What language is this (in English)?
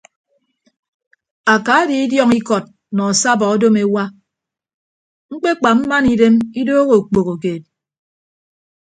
Ibibio